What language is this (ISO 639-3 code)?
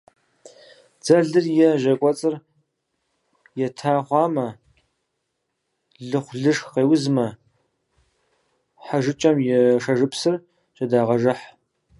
kbd